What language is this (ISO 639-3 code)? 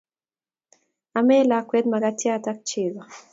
kln